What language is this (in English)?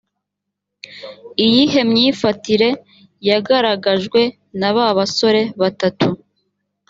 Kinyarwanda